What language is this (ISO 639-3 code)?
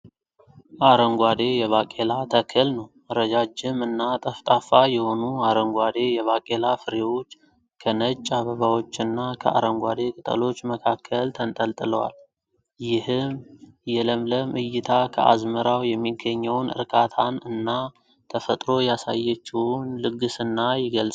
amh